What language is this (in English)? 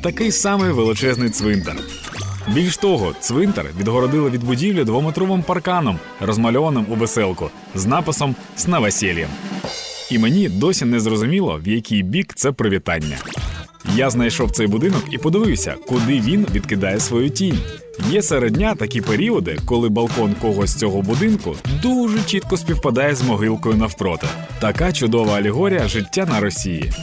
Ukrainian